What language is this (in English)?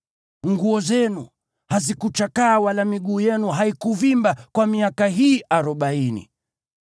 Swahili